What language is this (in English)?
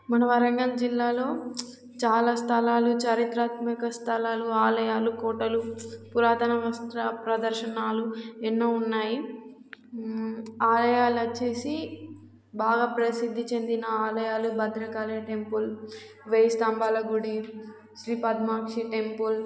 Telugu